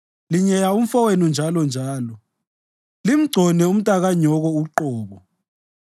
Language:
North Ndebele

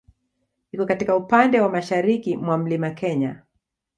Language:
Swahili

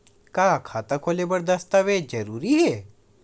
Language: Chhattisgarhi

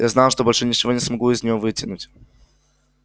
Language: Russian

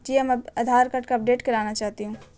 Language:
Urdu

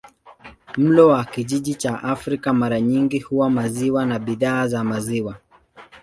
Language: Swahili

